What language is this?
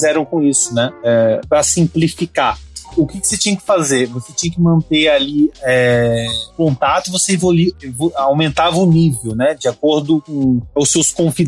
Portuguese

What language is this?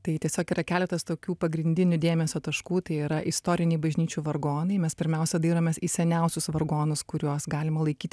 Lithuanian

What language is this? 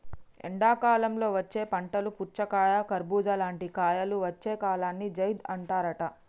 Telugu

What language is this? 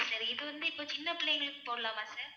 Tamil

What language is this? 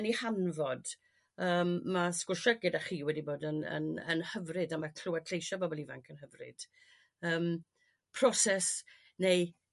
Welsh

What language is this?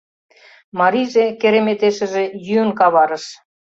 Mari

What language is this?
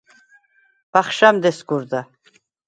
Svan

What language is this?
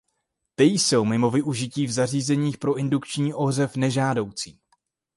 Czech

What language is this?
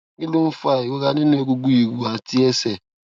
Yoruba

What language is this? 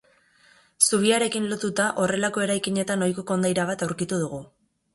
Basque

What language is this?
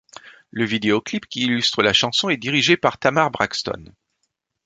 French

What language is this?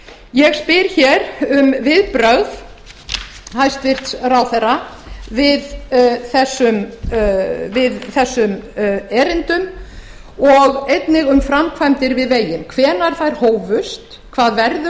Icelandic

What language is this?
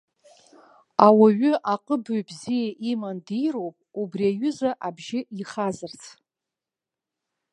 Abkhazian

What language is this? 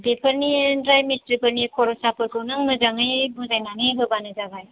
Bodo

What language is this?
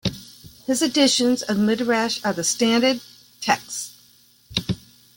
English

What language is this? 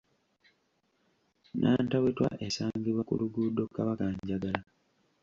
Ganda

